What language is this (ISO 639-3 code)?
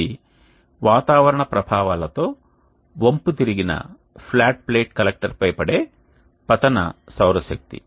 tel